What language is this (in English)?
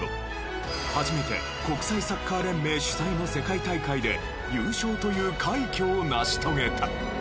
Japanese